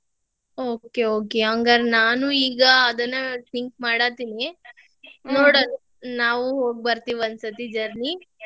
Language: Kannada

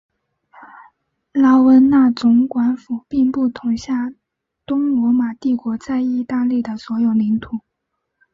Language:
Chinese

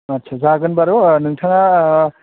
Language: Bodo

